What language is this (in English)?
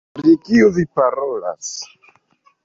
Esperanto